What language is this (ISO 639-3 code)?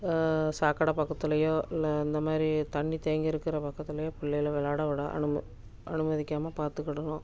tam